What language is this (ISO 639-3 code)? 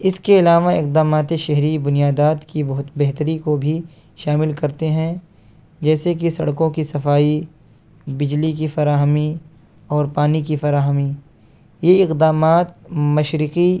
urd